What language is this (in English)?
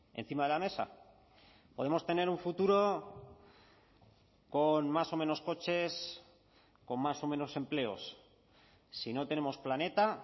Spanish